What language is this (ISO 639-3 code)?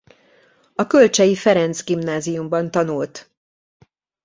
hun